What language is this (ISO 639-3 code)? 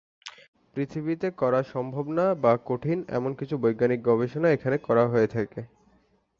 ben